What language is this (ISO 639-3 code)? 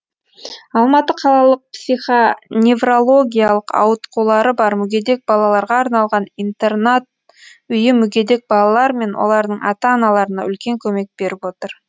kaz